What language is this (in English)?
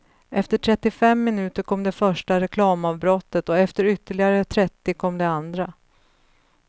Swedish